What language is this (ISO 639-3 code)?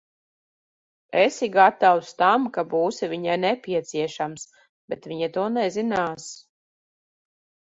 lav